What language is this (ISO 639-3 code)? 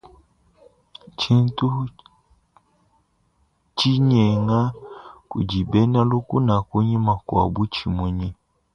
lua